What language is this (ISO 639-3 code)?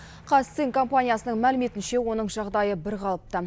kaz